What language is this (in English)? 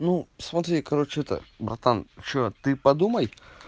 Russian